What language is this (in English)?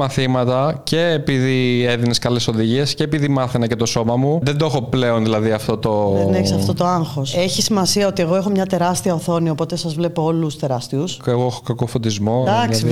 Greek